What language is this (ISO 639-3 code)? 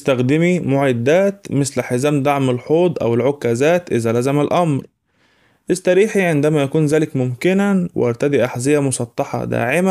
ara